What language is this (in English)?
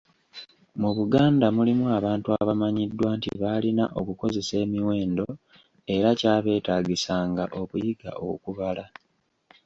Ganda